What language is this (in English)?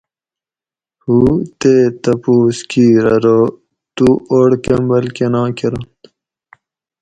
Gawri